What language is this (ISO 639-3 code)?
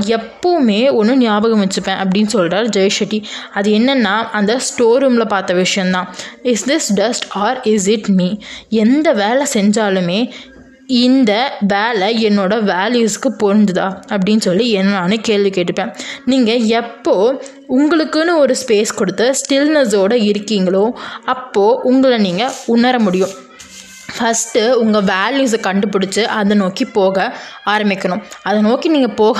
tam